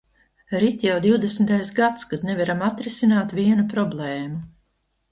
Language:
Latvian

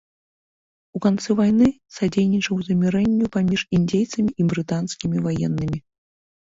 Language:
Belarusian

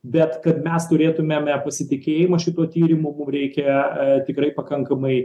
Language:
Lithuanian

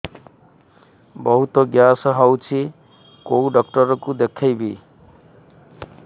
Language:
Odia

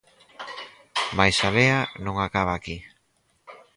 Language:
Galician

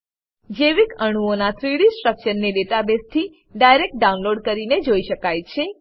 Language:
Gujarati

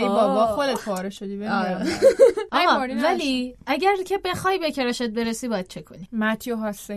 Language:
Persian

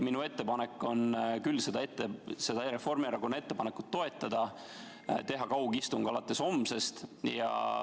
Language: Estonian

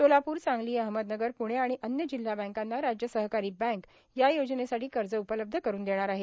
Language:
Marathi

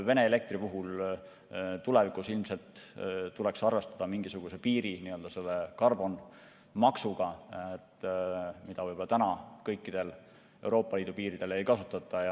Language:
Estonian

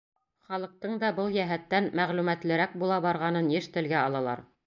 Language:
Bashkir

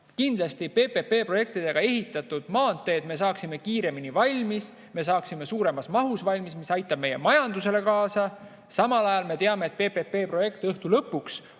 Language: Estonian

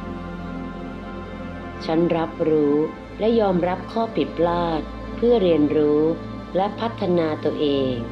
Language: Thai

